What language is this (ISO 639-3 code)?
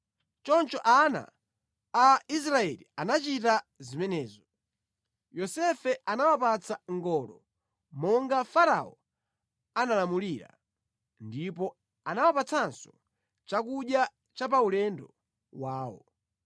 nya